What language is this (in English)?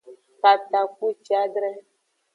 Aja (Benin)